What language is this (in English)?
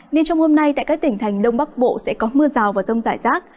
Vietnamese